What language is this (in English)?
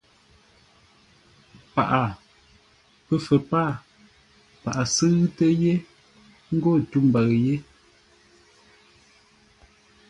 Ngombale